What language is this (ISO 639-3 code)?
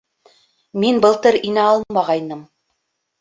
bak